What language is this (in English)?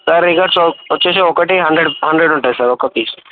Telugu